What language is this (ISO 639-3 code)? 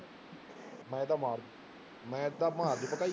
pan